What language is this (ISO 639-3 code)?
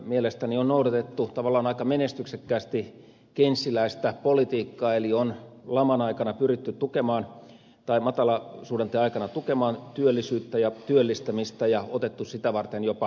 fin